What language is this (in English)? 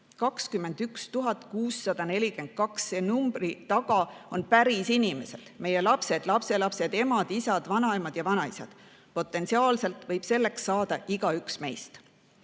Estonian